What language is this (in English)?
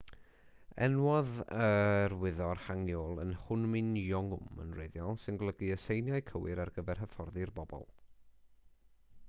Welsh